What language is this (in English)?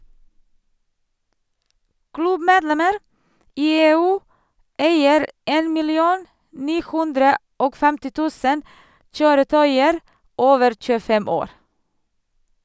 Norwegian